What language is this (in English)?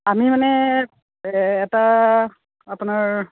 Assamese